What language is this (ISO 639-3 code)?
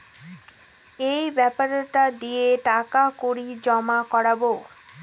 ben